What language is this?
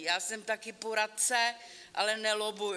Czech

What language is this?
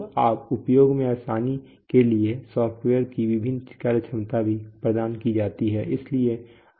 Hindi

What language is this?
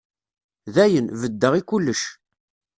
Kabyle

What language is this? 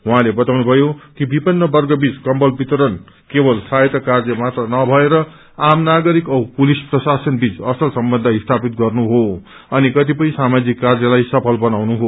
Nepali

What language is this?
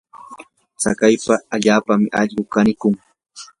Yanahuanca Pasco Quechua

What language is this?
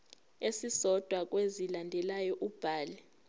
Zulu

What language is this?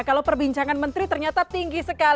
Indonesian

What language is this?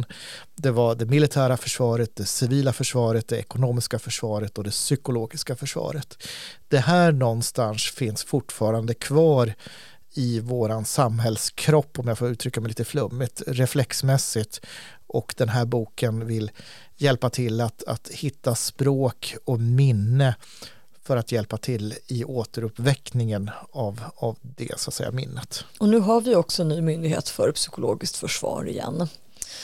Swedish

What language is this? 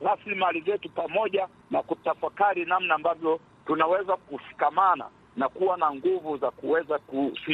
Swahili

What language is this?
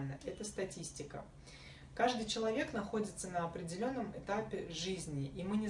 Russian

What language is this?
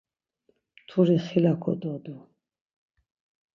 Laz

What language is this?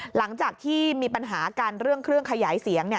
Thai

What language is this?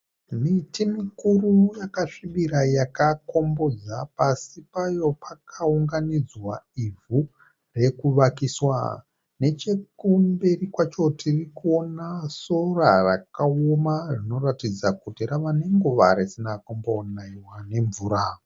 Shona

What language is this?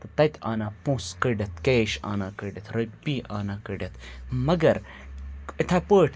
Kashmiri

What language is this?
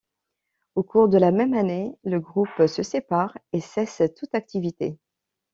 French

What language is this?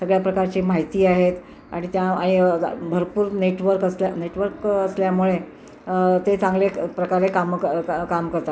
Marathi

